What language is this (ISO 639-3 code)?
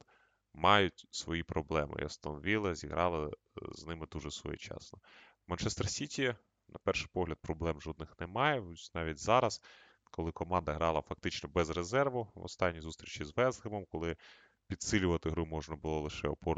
ukr